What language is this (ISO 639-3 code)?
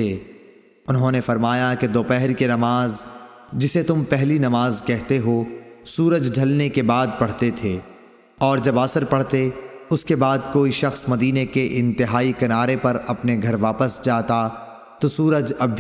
urd